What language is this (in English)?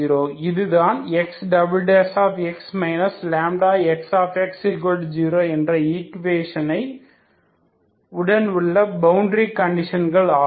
Tamil